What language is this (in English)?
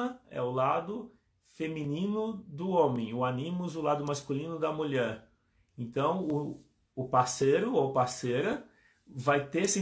Portuguese